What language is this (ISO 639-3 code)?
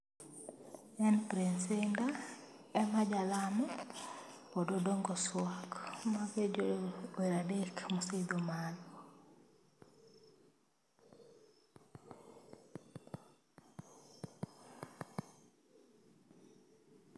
luo